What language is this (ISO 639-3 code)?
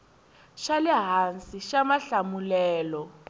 tso